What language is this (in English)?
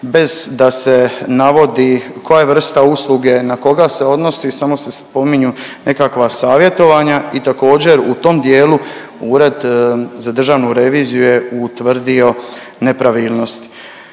Croatian